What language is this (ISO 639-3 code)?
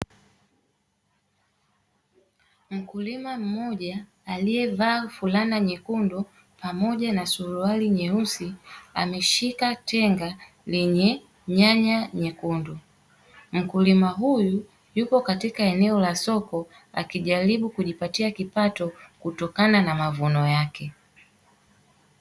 swa